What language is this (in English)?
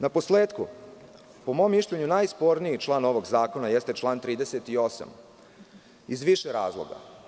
Serbian